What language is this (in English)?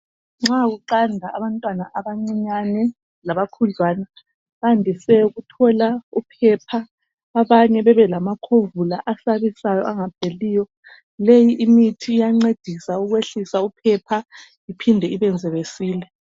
North Ndebele